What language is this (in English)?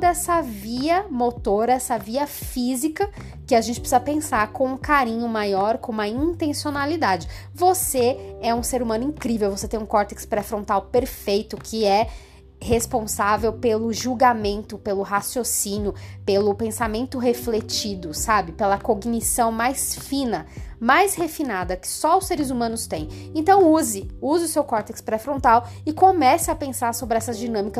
Portuguese